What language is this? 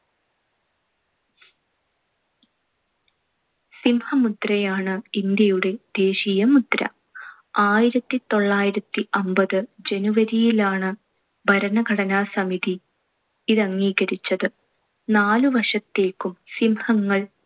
Malayalam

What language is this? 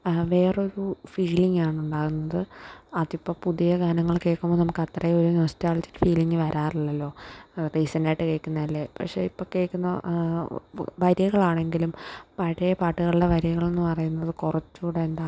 Malayalam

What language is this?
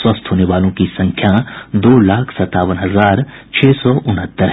Hindi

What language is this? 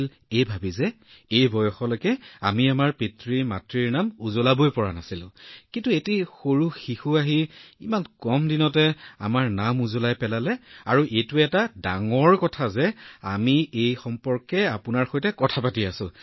Assamese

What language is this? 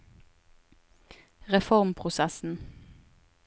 Norwegian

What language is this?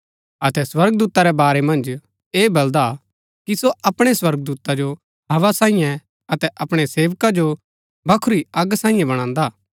Gaddi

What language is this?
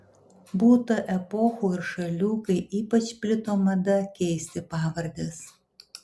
Lithuanian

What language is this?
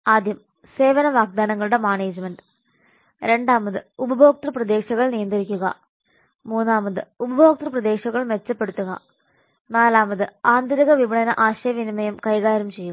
Malayalam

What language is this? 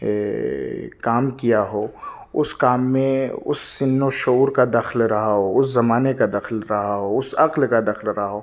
Urdu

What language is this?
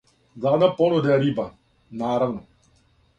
Serbian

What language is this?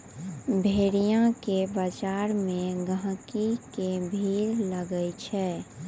Maithili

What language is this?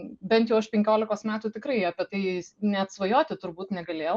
Lithuanian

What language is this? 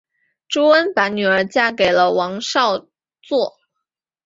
Chinese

